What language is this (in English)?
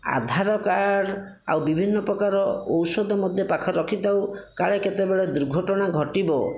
Odia